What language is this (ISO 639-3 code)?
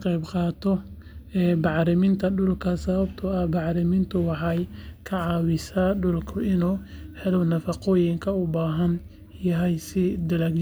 som